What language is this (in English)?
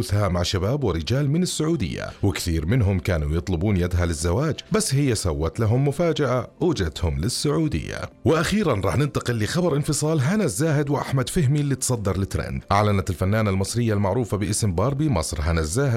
Arabic